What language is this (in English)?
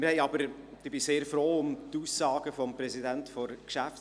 Swiss German